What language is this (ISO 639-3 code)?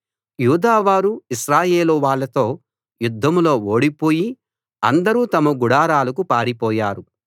tel